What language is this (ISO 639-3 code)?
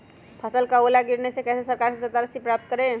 mag